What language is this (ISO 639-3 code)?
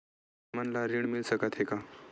hne